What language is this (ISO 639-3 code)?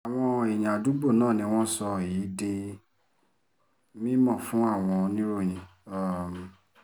yor